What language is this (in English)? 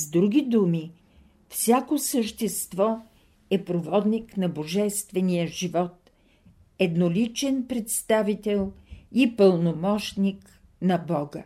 Bulgarian